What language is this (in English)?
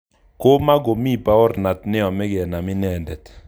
Kalenjin